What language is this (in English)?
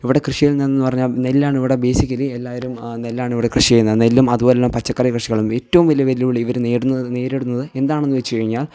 Malayalam